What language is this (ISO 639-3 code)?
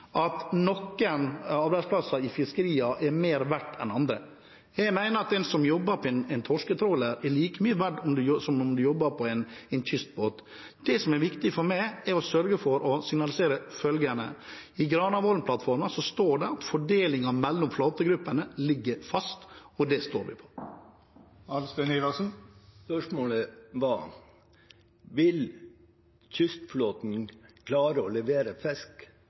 nor